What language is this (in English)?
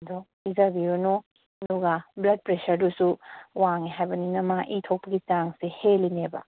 Manipuri